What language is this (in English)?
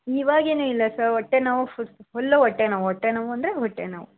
Kannada